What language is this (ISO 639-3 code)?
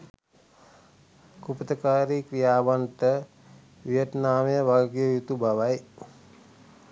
sin